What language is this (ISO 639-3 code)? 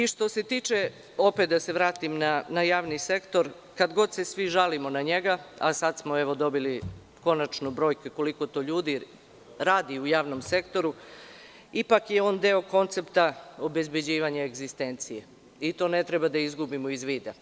srp